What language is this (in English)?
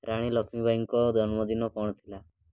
Odia